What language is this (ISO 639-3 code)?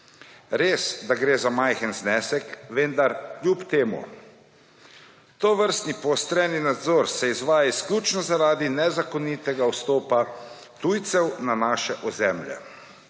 slv